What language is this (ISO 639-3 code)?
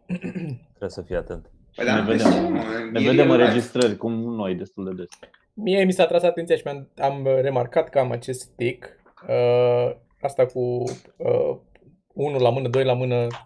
ron